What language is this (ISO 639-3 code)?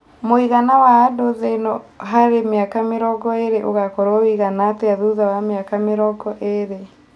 kik